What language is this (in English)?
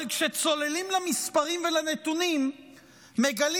Hebrew